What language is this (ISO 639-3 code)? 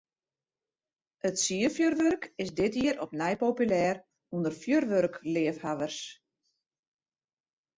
fry